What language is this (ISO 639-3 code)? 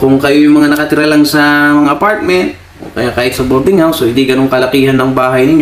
fil